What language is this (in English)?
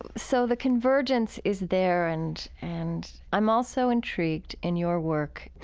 English